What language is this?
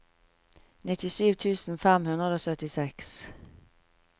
Norwegian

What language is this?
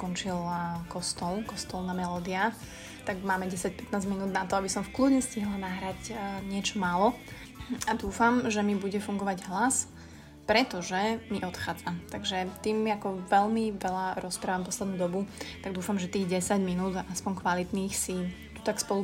Slovak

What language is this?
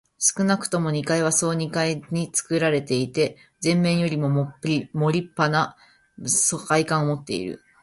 Japanese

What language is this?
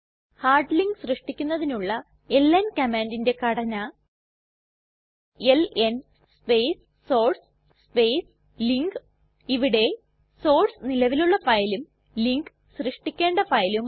Malayalam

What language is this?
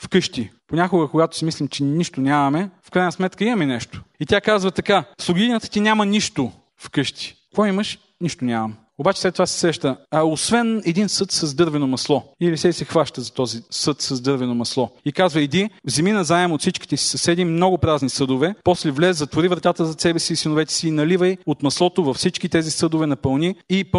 Bulgarian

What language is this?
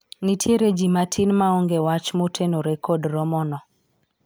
Luo (Kenya and Tanzania)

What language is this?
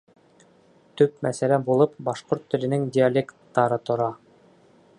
Bashkir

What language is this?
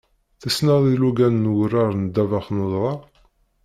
Kabyle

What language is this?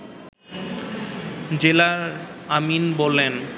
Bangla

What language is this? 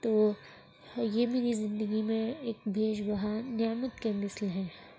Urdu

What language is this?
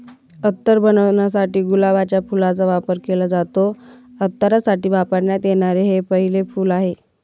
Marathi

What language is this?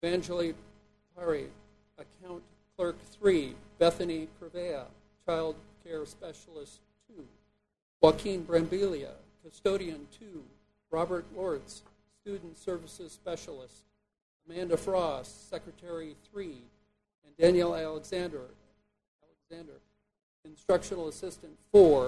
English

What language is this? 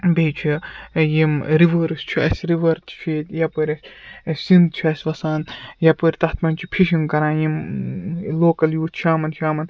Kashmiri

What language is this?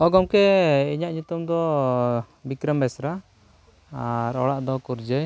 Santali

